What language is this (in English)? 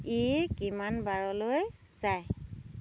Assamese